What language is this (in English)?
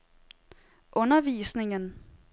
Danish